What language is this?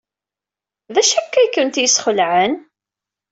Kabyle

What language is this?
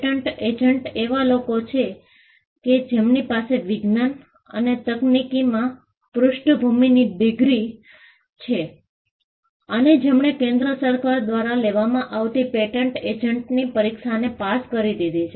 Gujarati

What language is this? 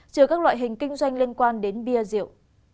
Vietnamese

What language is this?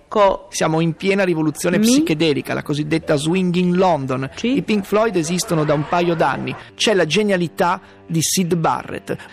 Italian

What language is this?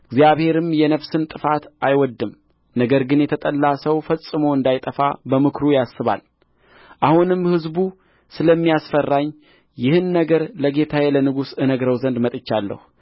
Amharic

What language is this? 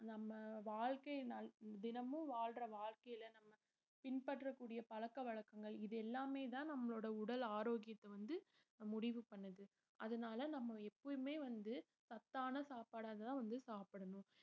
Tamil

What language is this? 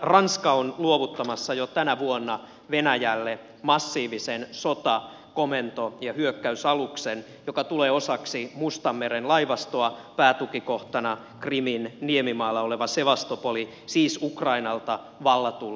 Finnish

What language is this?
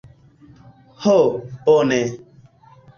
Esperanto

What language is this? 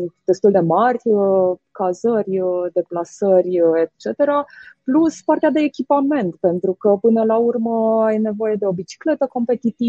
Romanian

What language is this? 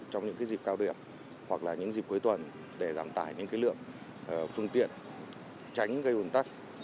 Vietnamese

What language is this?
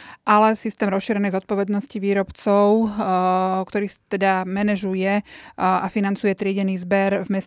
Slovak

